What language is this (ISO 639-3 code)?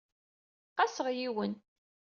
kab